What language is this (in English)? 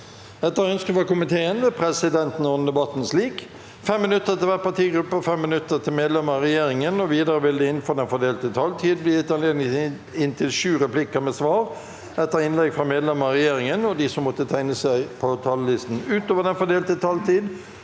Norwegian